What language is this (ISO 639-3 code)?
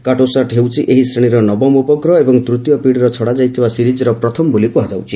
ori